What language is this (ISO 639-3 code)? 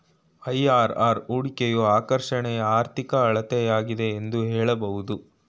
kan